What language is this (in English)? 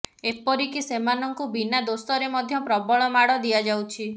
Odia